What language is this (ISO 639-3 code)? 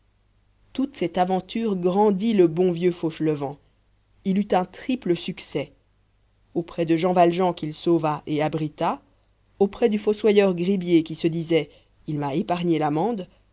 fra